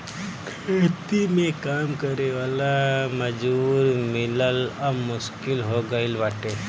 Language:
Bhojpuri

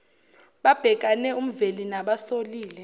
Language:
Zulu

